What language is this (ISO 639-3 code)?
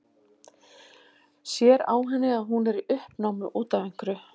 isl